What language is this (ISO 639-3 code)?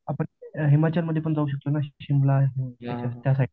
mar